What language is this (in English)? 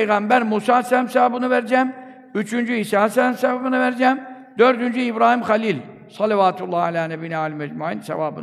Turkish